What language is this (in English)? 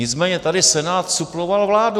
Czech